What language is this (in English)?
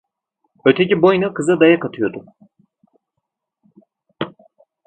Turkish